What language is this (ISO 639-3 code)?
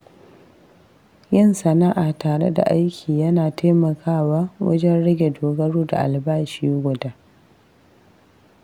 hau